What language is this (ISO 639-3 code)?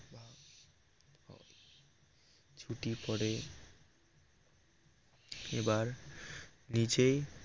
ben